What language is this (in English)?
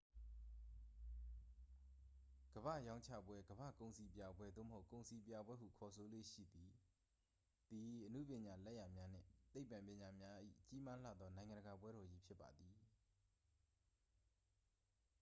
Burmese